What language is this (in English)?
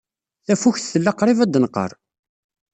Kabyle